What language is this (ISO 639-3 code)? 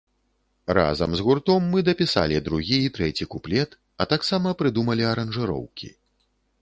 bel